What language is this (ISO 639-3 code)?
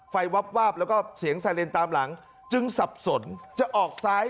tha